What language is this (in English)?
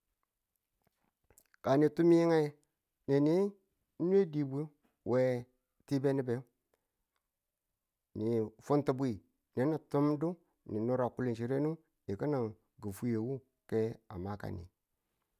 Tula